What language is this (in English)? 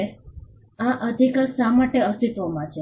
Gujarati